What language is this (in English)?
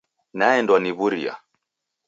Taita